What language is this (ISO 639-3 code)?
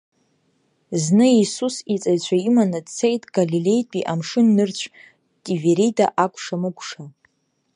abk